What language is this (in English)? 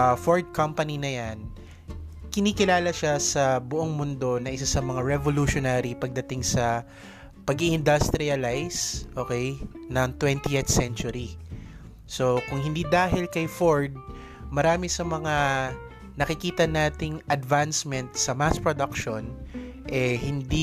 Filipino